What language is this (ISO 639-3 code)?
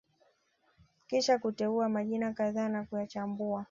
swa